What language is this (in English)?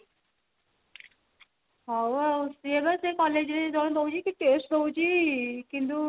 Odia